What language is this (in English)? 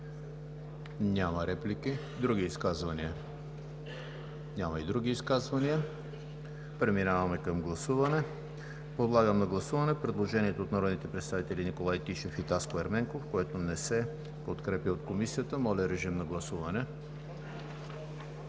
Bulgarian